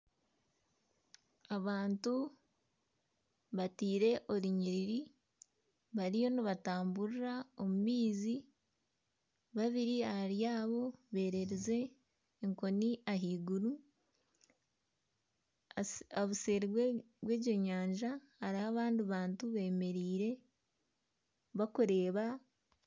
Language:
Nyankole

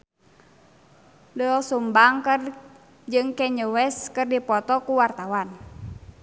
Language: Sundanese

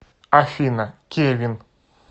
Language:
Russian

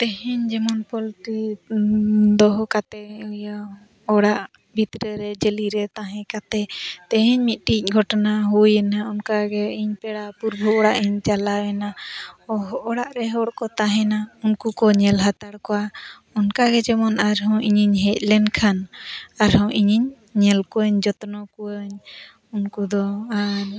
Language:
Santali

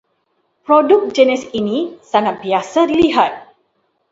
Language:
Malay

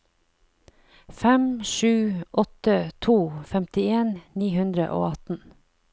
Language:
Norwegian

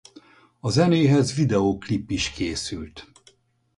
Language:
Hungarian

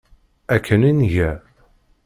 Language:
Kabyle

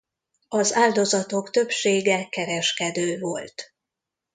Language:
Hungarian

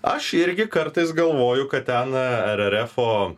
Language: Lithuanian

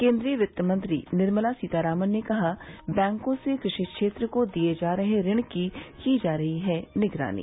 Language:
Hindi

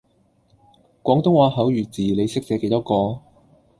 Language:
Cantonese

